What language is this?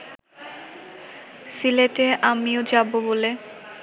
Bangla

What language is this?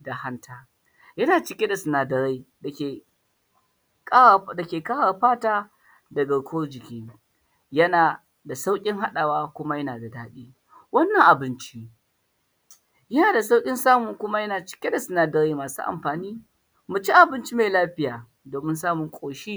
Hausa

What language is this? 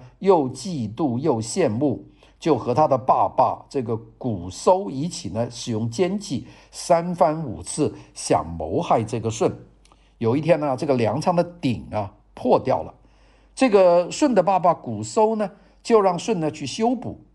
Chinese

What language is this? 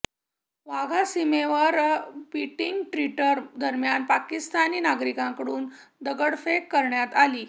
Marathi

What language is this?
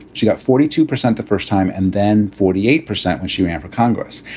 English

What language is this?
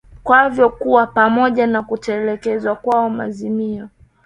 Swahili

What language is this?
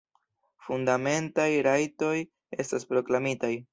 Esperanto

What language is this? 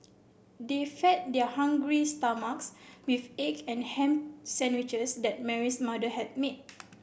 English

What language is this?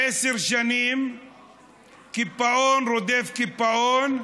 Hebrew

